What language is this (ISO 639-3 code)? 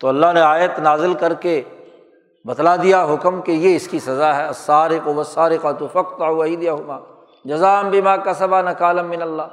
urd